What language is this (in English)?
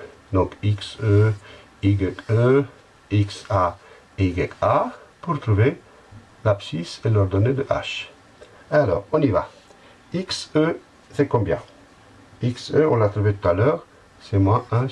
French